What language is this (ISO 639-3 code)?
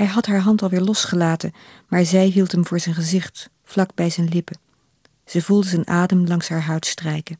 nld